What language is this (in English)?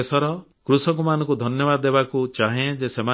Odia